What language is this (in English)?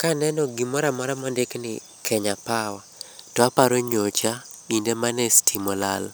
Luo (Kenya and Tanzania)